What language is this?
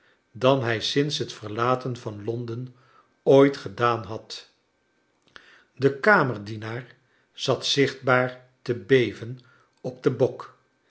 Dutch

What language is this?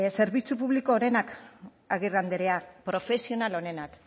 Basque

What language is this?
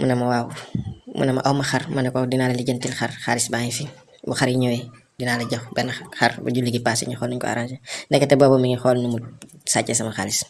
Indonesian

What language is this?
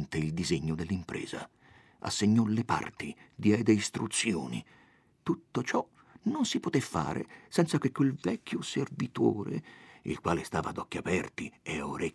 Italian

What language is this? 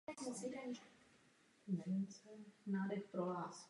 Czech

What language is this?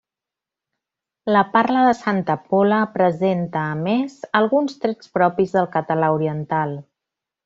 Catalan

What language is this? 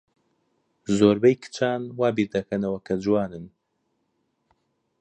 Central Kurdish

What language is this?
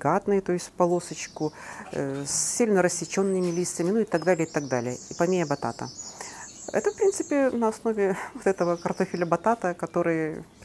Russian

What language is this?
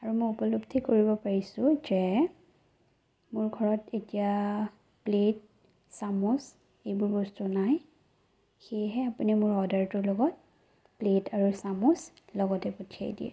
Assamese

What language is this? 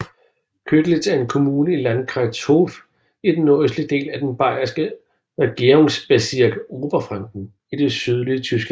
Danish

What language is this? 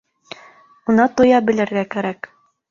Bashkir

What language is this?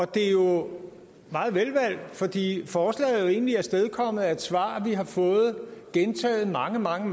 Danish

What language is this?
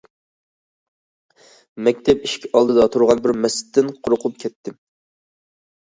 Uyghur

